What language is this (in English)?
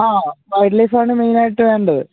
Malayalam